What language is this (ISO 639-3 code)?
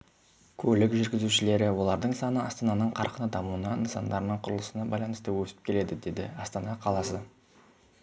kaz